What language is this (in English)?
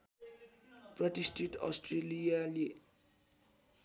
Nepali